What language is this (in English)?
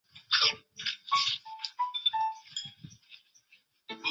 Chinese